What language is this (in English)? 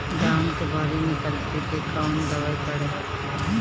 Bhojpuri